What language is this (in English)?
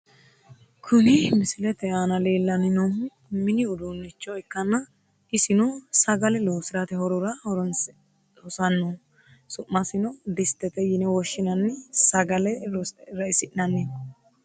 Sidamo